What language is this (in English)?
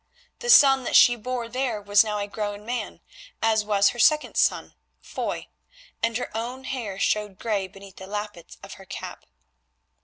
English